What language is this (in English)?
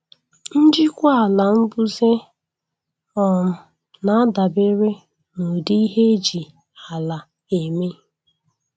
Igbo